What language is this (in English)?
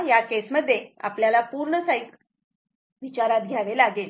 Marathi